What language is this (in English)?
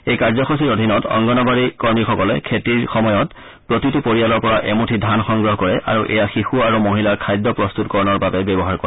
Assamese